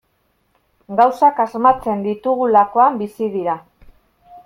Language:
Basque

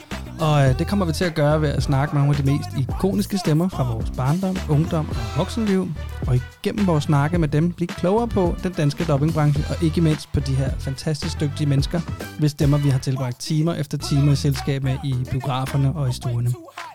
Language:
Danish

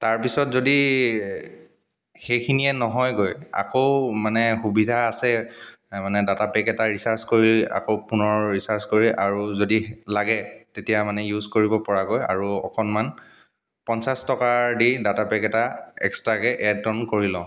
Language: Assamese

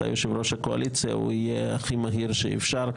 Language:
Hebrew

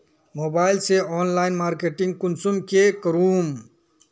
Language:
Magahi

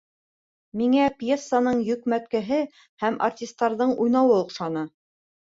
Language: Bashkir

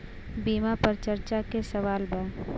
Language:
Bhojpuri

